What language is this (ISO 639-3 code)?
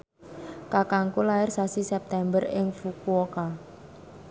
jav